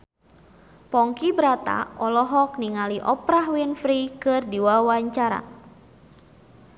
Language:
Sundanese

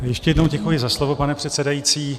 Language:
Czech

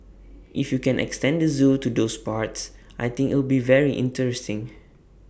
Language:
English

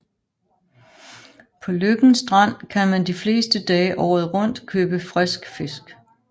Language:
Danish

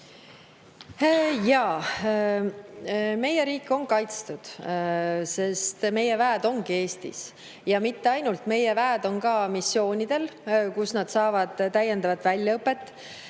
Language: Estonian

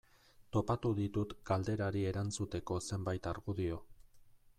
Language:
Basque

